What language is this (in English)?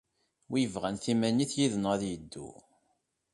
Kabyle